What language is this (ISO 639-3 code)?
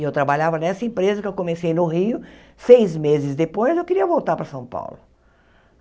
por